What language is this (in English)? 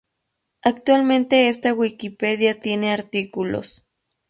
Spanish